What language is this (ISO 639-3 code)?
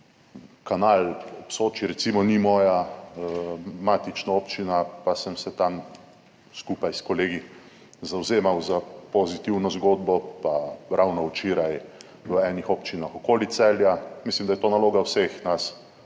slv